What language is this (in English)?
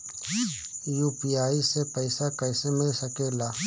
Bhojpuri